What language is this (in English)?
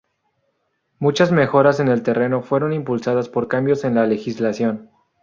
Spanish